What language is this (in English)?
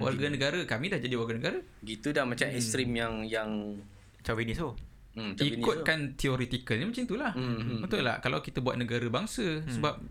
Malay